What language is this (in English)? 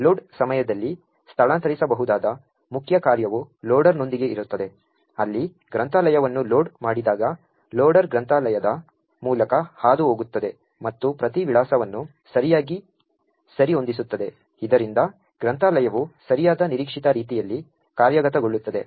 Kannada